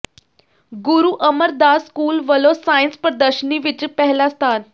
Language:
Punjabi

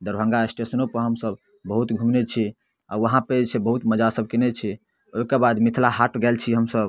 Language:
Maithili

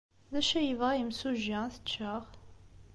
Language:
Kabyle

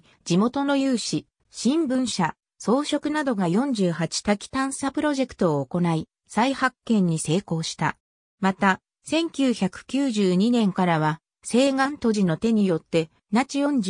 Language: Japanese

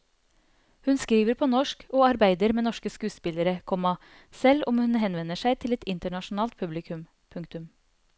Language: Norwegian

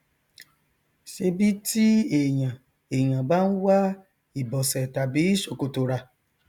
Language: Yoruba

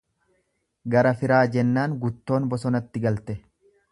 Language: Oromo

